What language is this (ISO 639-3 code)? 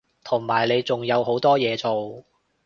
yue